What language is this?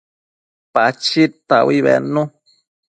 Matsés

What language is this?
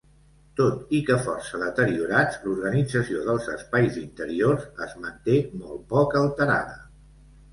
Catalan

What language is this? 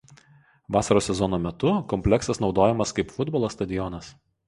Lithuanian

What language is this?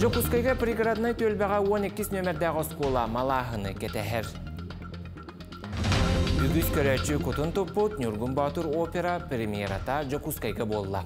Turkish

